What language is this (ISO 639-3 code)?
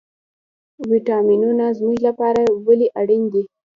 pus